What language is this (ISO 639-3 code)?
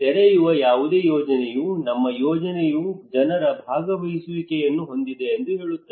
kan